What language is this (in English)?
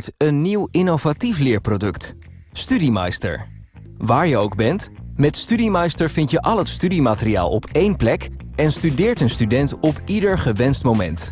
Dutch